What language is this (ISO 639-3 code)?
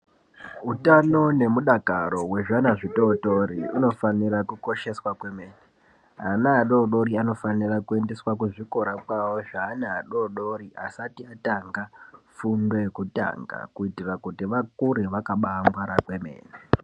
ndc